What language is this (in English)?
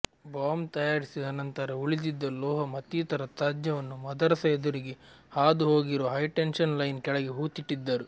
Kannada